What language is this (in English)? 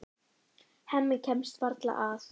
Icelandic